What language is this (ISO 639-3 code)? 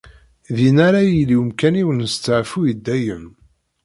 kab